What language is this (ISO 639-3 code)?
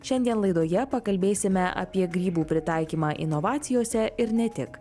lit